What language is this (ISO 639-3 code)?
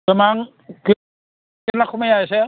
brx